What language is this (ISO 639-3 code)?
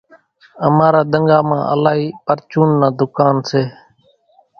gjk